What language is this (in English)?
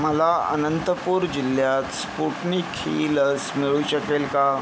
Marathi